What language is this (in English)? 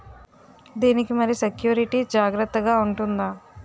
Telugu